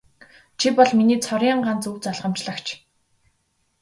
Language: Mongolian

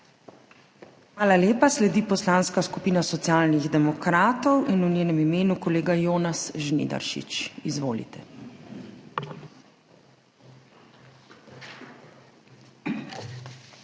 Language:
Slovenian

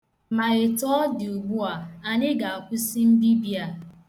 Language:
Igbo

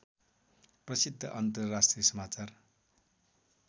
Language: Nepali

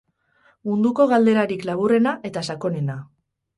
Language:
Basque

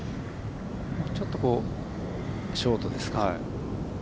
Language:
Japanese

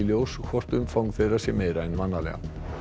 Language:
Icelandic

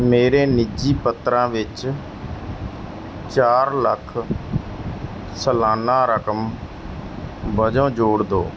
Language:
Punjabi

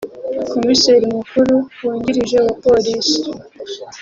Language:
Kinyarwanda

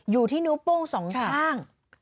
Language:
Thai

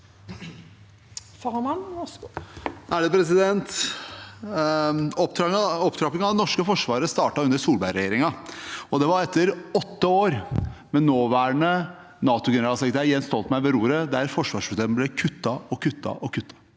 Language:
Norwegian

